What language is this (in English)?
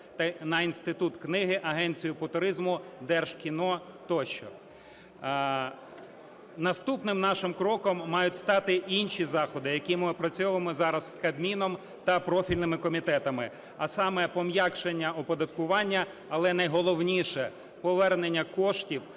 Ukrainian